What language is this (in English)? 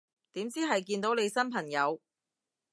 Cantonese